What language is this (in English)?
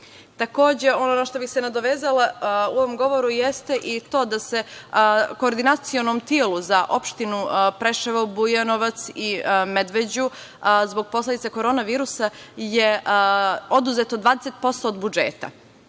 Serbian